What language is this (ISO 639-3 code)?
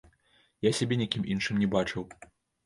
bel